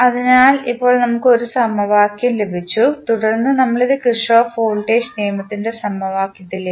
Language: Malayalam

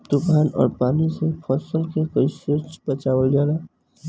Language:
Bhojpuri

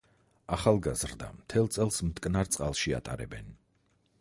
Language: Georgian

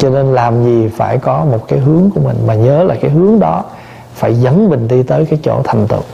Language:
Vietnamese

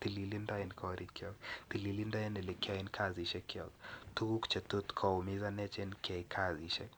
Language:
Kalenjin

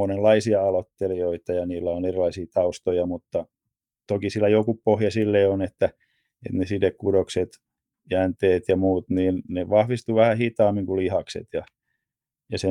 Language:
Finnish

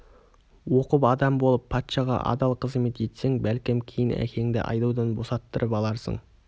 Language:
Kazakh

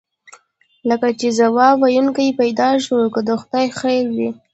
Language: Pashto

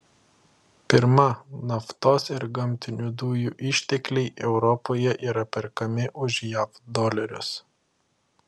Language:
Lithuanian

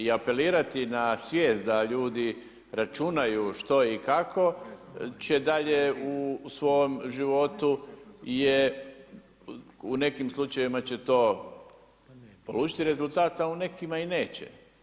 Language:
Croatian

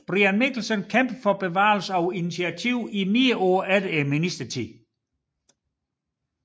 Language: Danish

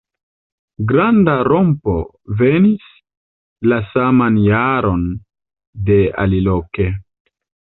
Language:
Esperanto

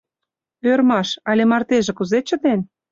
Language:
Mari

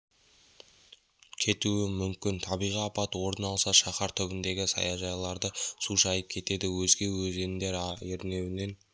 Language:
Kazakh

